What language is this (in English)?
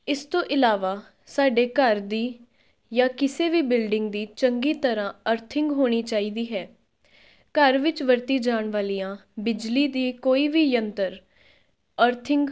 Punjabi